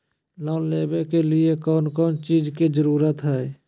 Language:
Magahi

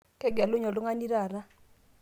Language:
Masai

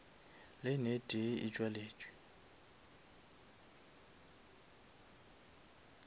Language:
Northern Sotho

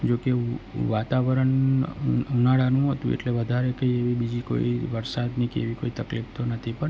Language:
Gujarati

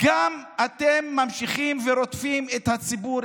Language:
Hebrew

